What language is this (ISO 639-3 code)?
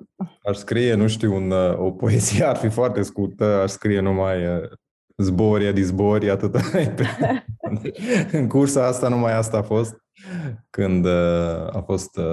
ron